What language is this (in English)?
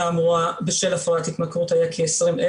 Hebrew